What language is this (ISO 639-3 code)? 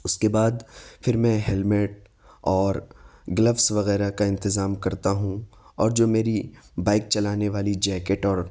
urd